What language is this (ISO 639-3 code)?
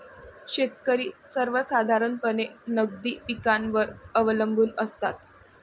mar